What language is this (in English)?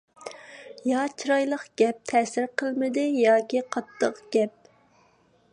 Uyghur